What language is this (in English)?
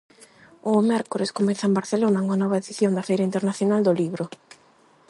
Galician